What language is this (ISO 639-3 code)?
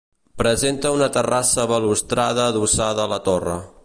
cat